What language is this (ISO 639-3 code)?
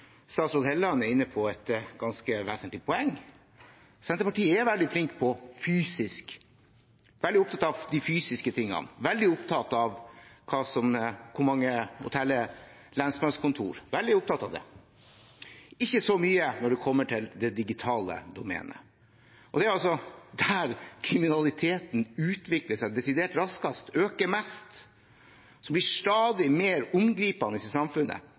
nob